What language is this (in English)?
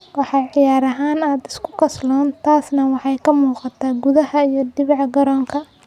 Somali